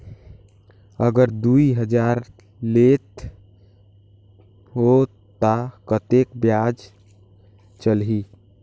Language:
Chhattisgarhi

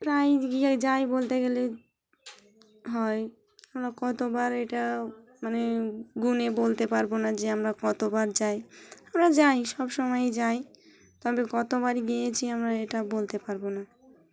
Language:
Bangla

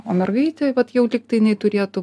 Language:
Lithuanian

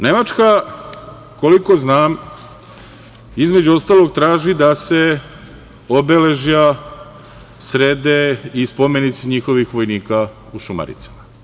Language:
Serbian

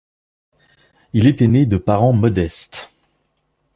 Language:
French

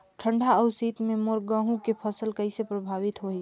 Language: Chhattisgarhi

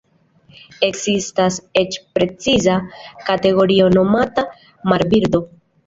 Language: Esperanto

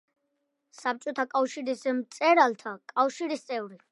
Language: Georgian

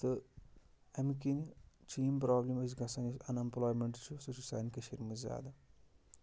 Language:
Kashmiri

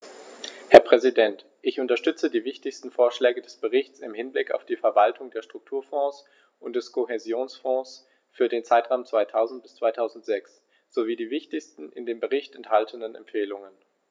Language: German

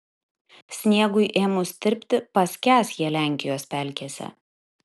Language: Lithuanian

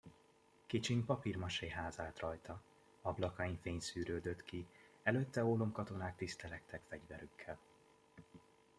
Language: Hungarian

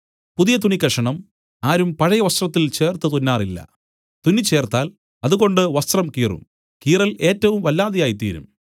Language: Malayalam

